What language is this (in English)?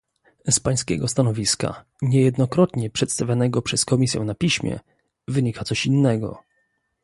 Polish